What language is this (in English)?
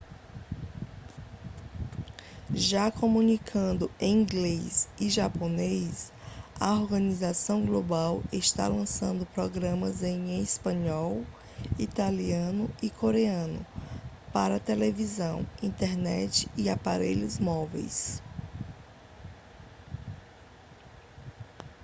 Portuguese